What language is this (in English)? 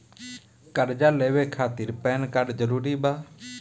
Bhojpuri